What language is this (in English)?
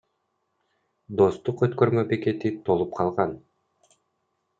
Kyrgyz